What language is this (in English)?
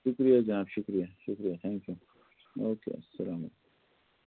Kashmiri